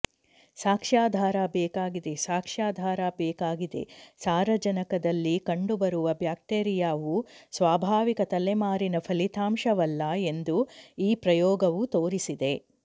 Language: Kannada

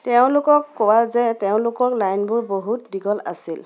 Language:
Assamese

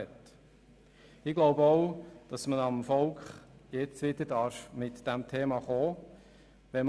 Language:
Swiss German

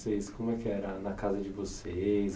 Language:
Portuguese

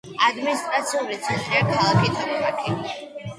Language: Georgian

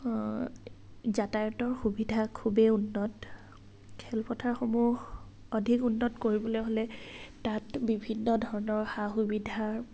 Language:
Assamese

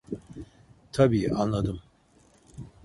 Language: Turkish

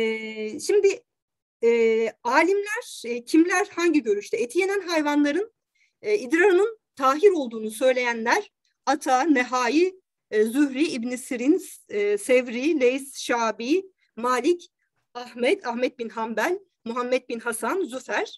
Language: Turkish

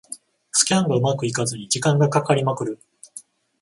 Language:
Japanese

